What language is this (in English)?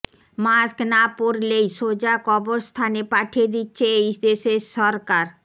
Bangla